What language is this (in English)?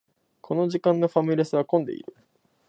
Japanese